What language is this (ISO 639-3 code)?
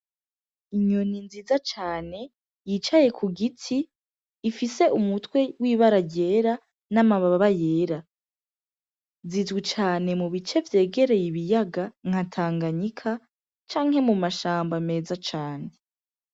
run